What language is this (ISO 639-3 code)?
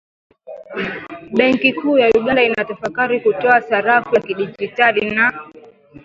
swa